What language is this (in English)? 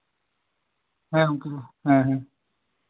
Santali